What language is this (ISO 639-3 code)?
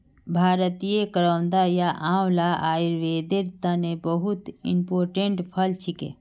mag